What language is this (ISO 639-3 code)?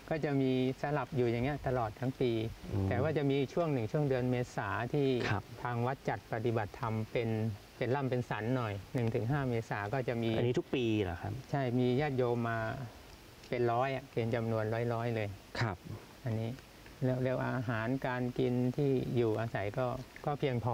tha